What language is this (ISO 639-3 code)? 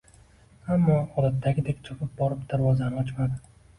uzb